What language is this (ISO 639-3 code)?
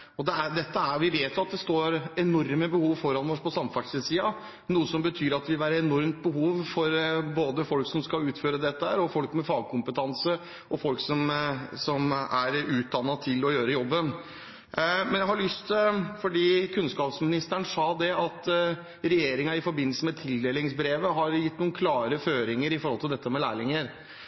nor